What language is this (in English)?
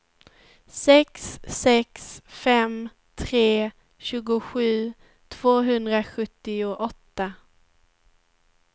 Swedish